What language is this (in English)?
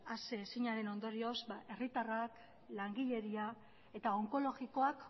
Basque